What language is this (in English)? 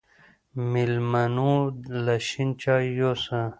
Pashto